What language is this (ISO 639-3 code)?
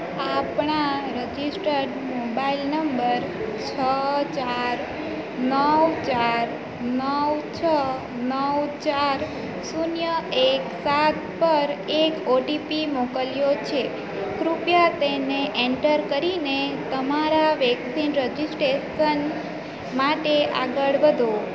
guj